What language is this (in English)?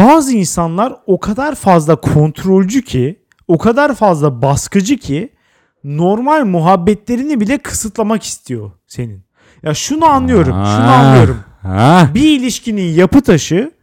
Turkish